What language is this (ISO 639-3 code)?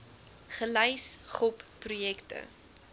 afr